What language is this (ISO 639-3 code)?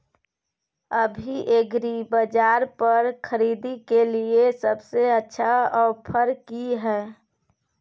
mai